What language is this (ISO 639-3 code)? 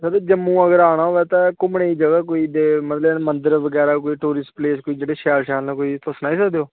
doi